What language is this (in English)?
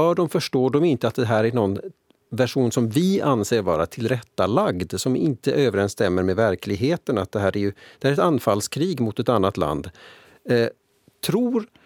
Swedish